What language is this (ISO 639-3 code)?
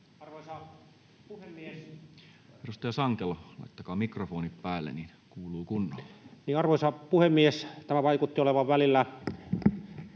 fin